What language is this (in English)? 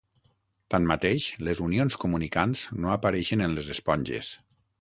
Catalan